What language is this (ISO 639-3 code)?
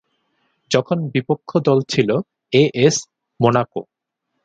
ben